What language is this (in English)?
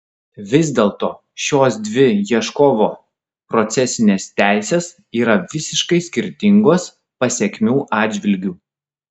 Lithuanian